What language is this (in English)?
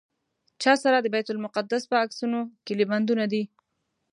Pashto